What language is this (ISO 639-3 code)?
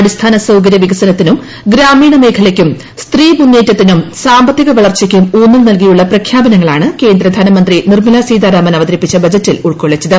mal